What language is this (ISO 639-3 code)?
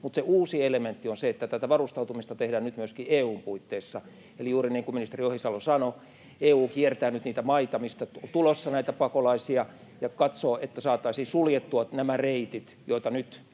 fin